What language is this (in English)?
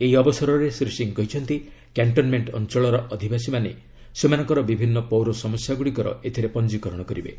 Odia